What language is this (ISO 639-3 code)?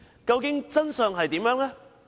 yue